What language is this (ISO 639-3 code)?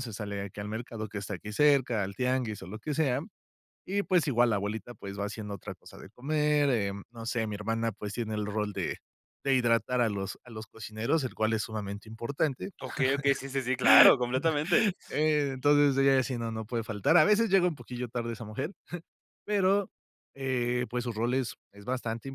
spa